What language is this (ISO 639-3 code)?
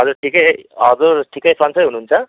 nep